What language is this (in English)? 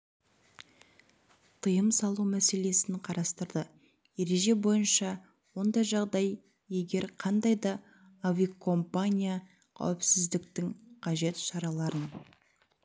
Kazakh